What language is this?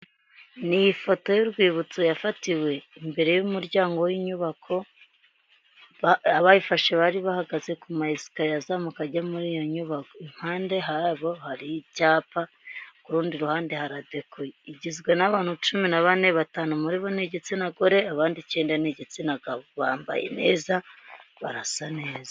Kinyarwanda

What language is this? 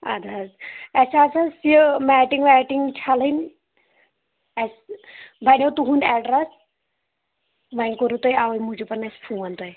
Kashmiri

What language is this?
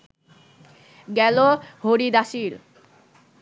Bangla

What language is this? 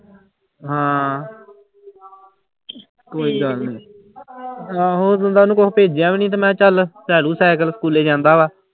Punjabi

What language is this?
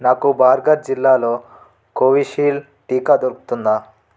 Telugu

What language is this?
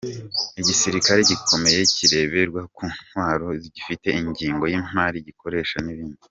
Kinyarwanda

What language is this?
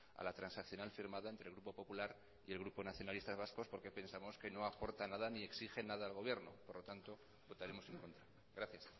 Spanish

